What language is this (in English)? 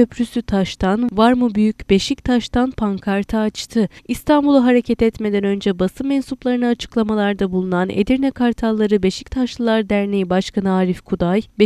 Turkish